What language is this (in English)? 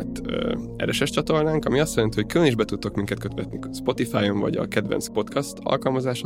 Hungarian